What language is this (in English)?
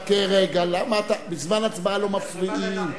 Hebrew